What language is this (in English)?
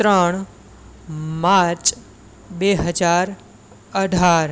Gujarati